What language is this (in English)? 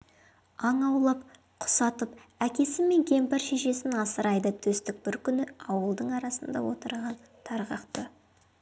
Kazakh